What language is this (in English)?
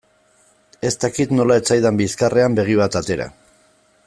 Basque